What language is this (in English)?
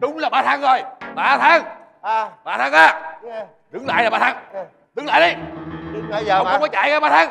Vietnamese